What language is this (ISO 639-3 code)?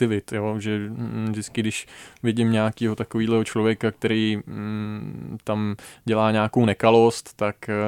ces